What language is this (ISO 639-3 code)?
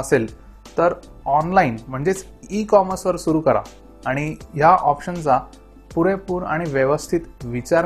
mar